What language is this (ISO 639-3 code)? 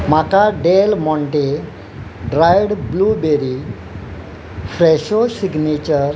kok